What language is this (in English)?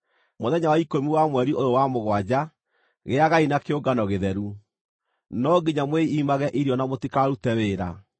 Kikuyu